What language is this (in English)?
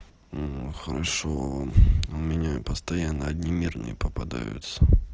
Russian